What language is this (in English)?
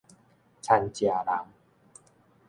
Min Nan Chinese